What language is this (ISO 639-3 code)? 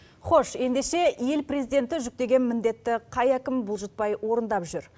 kaz